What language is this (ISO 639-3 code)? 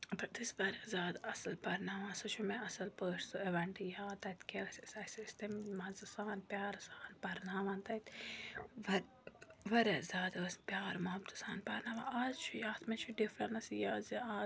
kas